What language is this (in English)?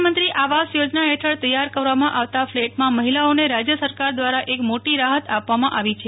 Gujarati